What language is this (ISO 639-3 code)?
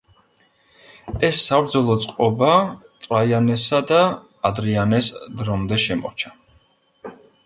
kat